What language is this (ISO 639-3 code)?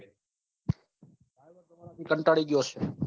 guj